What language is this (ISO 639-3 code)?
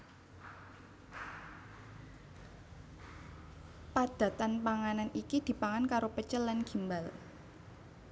jav